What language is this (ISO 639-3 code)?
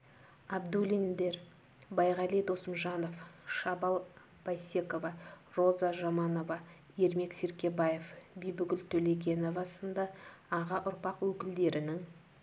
kaz